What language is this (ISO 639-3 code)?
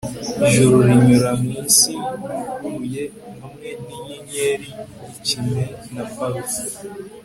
kin